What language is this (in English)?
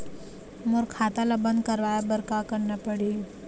Chhattisgarhi